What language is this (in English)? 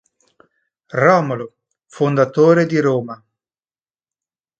Italian